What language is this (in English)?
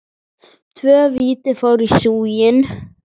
Icelandic